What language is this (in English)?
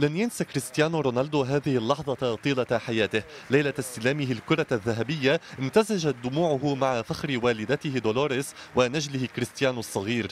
Arabic